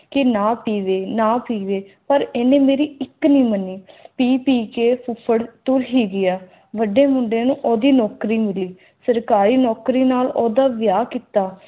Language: Punjabi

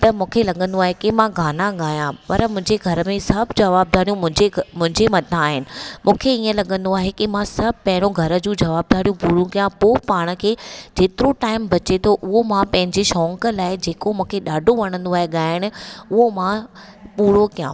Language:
Sindhi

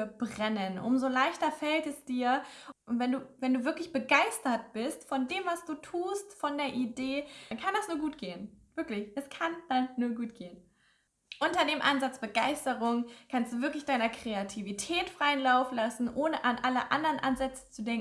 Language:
German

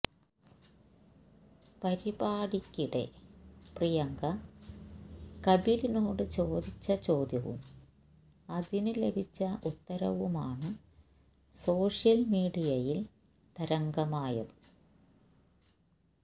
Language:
Malayalam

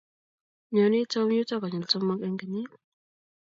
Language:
Kalenjin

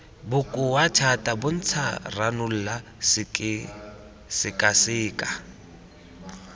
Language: Tswana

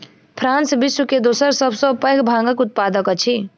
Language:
Maithili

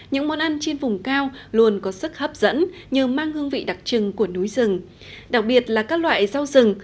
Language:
Vietnamese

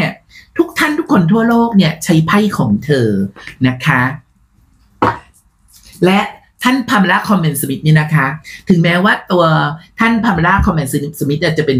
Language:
Thai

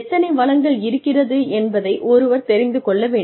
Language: Tamil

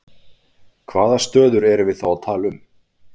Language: Icelandic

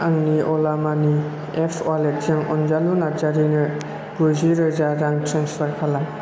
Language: Bodo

